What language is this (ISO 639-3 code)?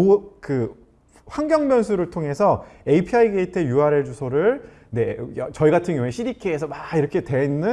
kor